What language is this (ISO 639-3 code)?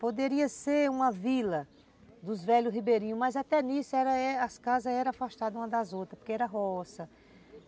por